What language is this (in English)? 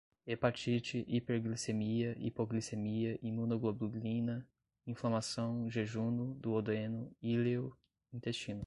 Portuguese